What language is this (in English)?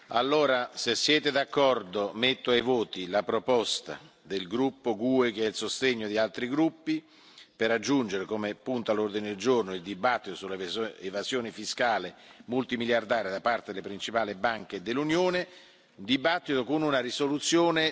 Italian